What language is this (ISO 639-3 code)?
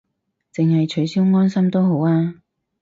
yue